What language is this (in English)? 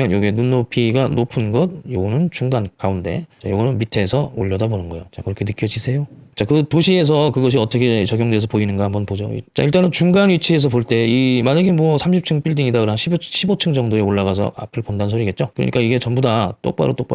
Korean